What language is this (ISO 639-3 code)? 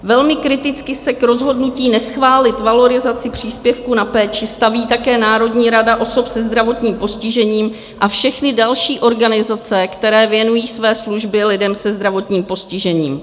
ces